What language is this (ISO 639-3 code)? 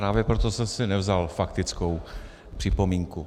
ces